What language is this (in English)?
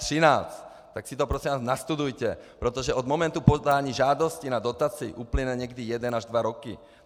Czech